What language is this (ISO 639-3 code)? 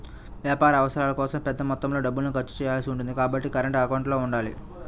tel